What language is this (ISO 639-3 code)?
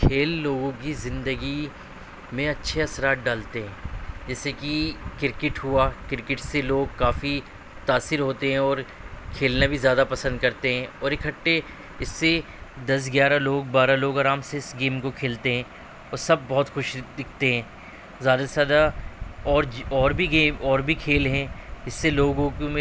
urd